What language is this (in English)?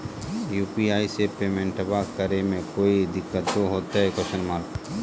Magahi